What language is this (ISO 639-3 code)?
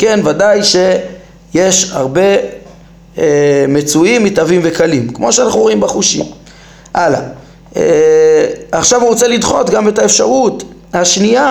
heb